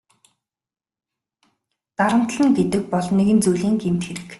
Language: Mongolian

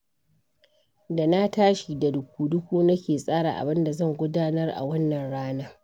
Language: Hausa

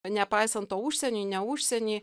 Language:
Lithuanian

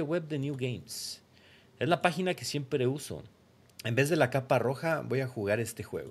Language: Spanish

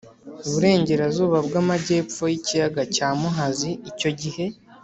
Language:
Kinyarwanda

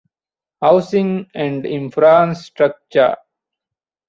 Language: Divehi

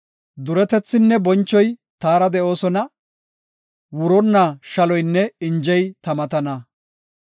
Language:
Gofa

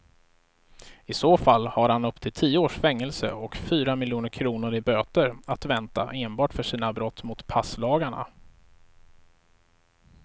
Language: Swedish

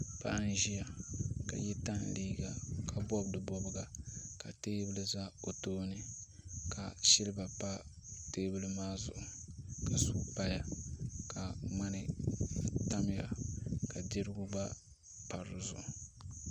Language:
Dagbani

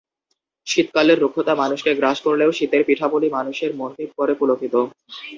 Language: Bangla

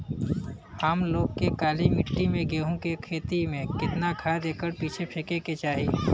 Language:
Bhojpuri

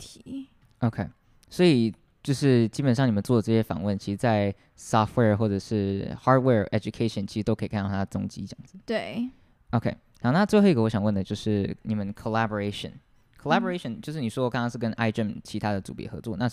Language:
Chinese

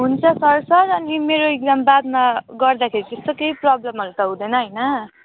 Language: Nepali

